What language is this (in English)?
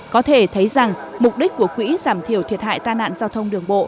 Vietnamese